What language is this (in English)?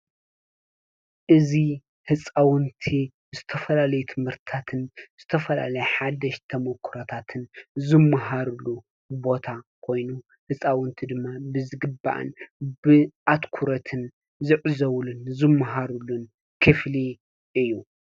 Tigrinya